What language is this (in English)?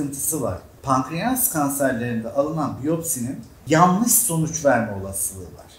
Turkish